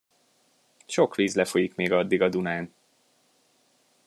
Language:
Hungarian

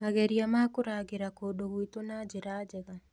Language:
Kikuyu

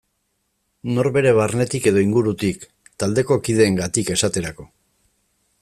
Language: Basque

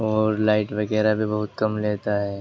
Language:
Urdu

